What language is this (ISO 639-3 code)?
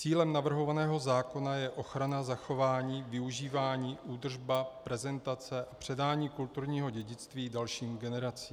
ces